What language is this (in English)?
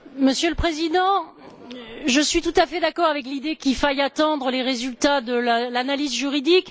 French